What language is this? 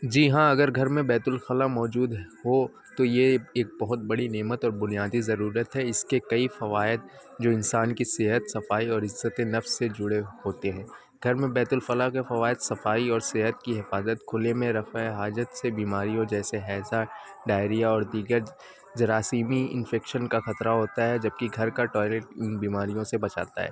Urdu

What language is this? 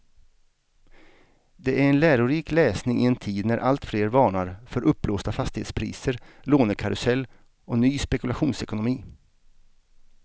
Swedish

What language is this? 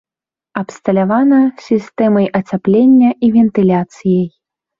Belarusian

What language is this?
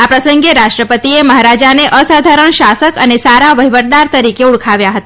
Gujarati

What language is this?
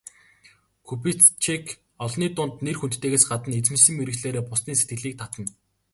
Mongolian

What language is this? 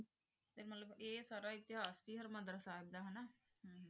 Punjabi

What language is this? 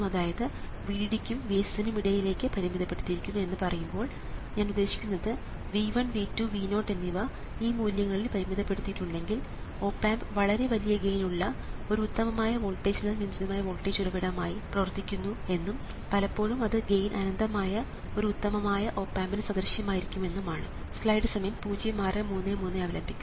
Malayalam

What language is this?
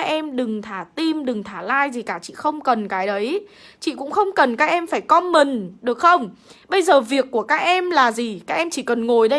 Vietnamese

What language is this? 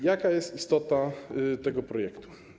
Polish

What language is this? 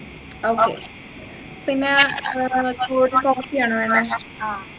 Malayalam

